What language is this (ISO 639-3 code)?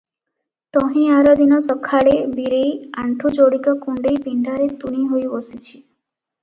ori